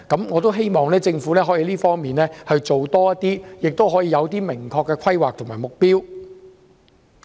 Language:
Cantonese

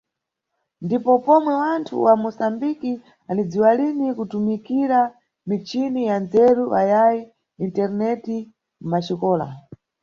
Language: Nyungwe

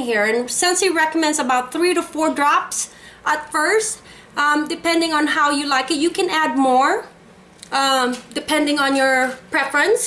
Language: English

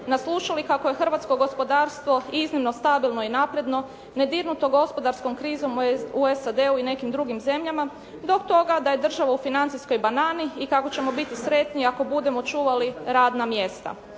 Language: Croatian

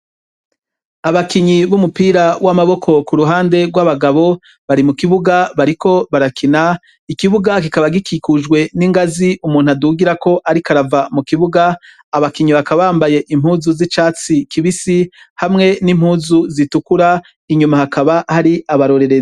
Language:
Rundi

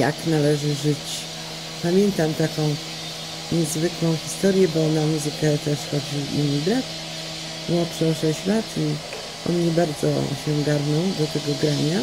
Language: Polish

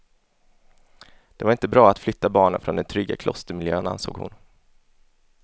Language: Swedish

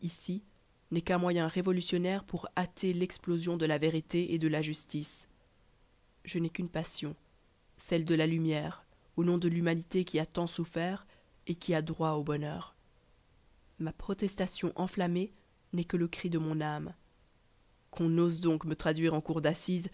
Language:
French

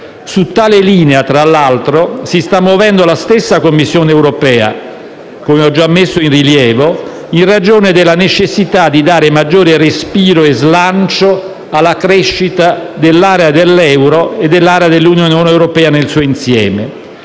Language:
Italian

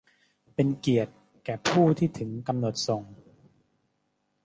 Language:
Thai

